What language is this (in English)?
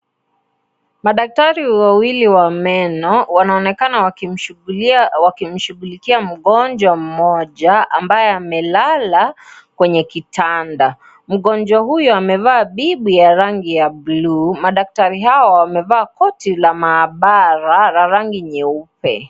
Swahili